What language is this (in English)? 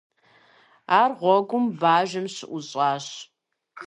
Kabardian